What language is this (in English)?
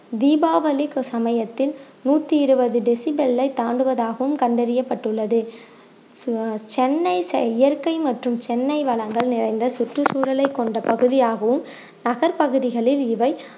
Tamil